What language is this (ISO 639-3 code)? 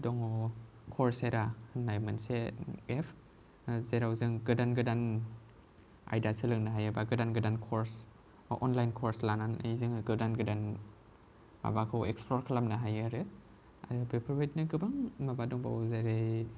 brx